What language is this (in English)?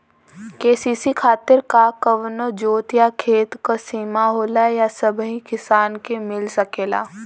Bhojpuri